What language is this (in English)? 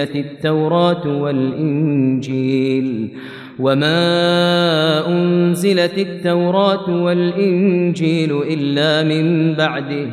Arabic